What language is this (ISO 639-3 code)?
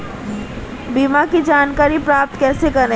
hin